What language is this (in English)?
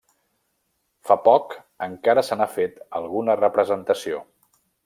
Catalan